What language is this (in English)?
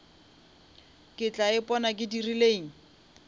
Northern Sotho